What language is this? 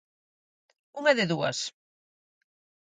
Galician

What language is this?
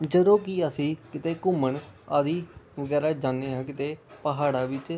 Punjabi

